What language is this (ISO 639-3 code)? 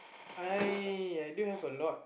eng